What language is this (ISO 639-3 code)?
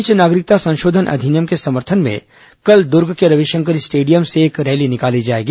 hin